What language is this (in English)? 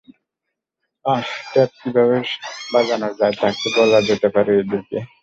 Bangla